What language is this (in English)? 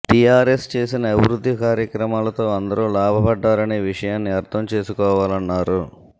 Telugu